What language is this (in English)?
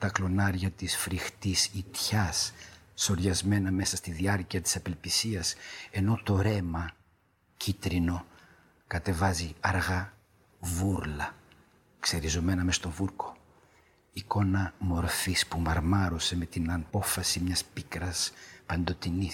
Greek